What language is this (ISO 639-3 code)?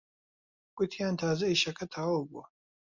ckb